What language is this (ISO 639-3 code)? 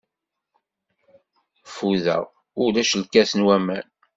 kab